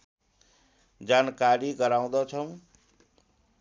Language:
Nepali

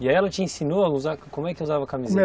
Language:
Portuguese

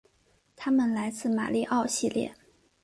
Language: Chinese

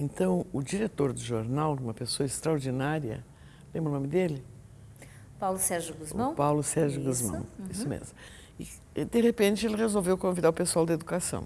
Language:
Portuguese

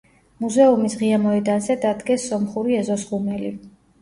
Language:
Georgian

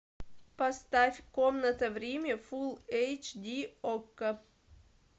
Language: Russian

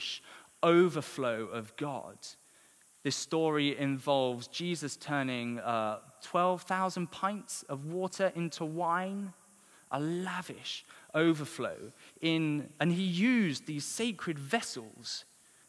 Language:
English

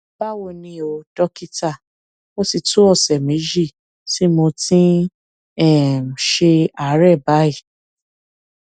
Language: Yoruba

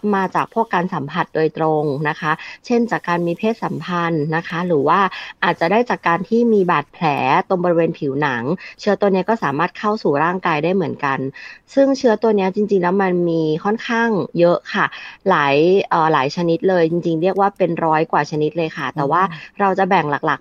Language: Thai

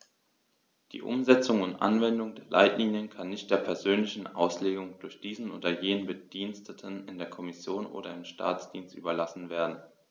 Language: German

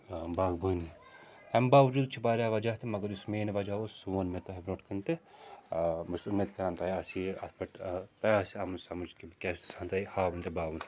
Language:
Kashmiri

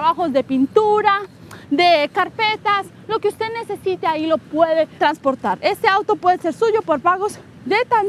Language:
Spanish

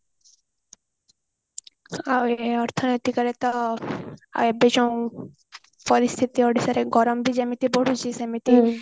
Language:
Odia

